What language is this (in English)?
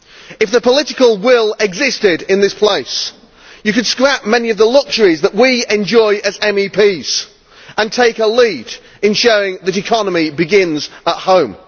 English